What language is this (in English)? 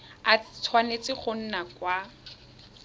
Tswana